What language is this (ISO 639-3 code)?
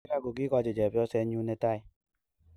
kln